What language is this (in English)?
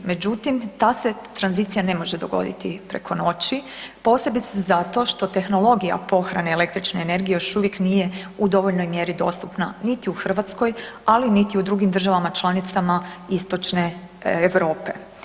Croatian